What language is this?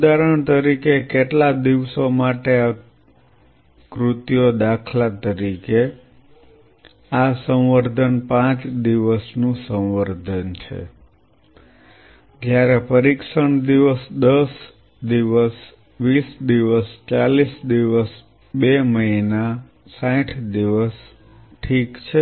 Gujarati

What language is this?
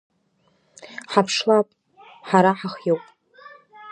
Abkhazian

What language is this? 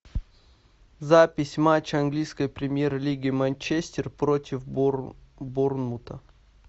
Russian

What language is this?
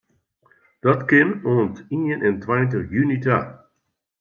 Western Frisian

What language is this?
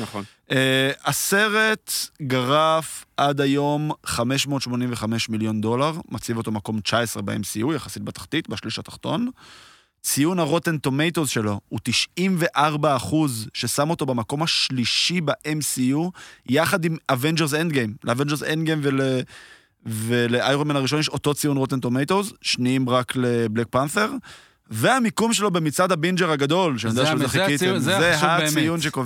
Hebrew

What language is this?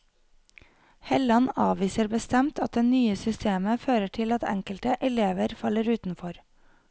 Norwegian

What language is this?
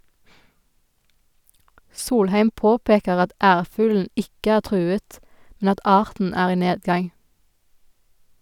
Norwegian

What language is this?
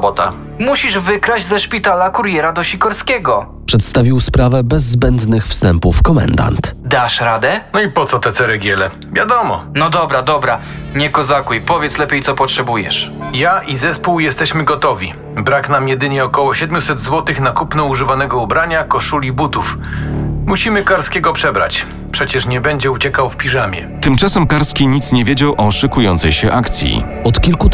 Polish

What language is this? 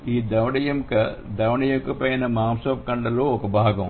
Telugu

